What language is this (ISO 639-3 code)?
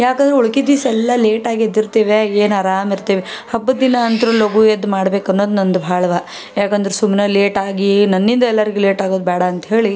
kan